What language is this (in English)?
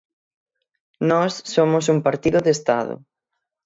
Galician